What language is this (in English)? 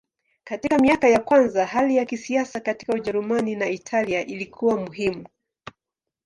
Swahili